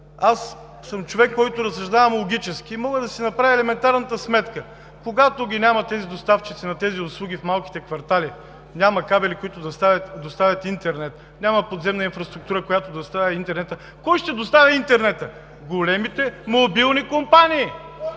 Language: Bulgarian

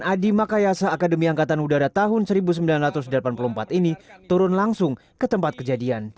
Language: Indonesian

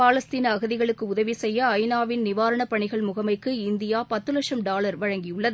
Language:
Tamil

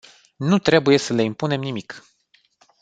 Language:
Romanian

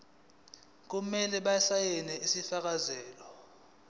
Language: Zulu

